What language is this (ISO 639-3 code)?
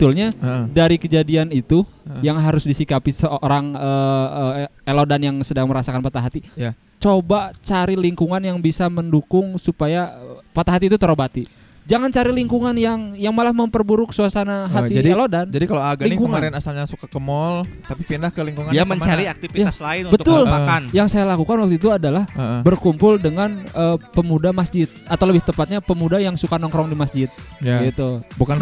ind